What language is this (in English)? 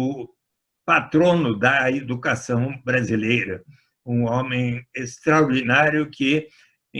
Portuguese